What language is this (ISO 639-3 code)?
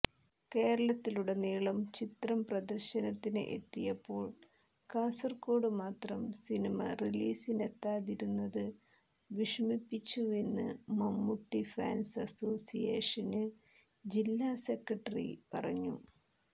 mal